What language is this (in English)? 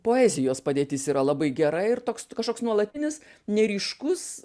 Lithuanian